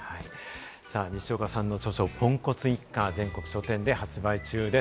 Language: Japanese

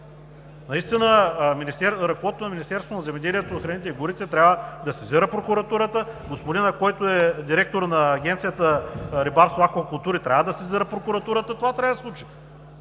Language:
Bulgarian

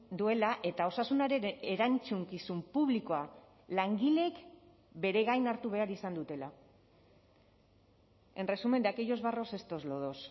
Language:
Basque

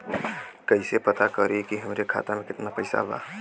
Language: Bhojpuri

